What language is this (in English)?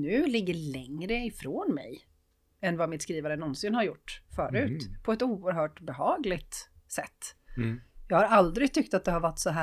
Swedish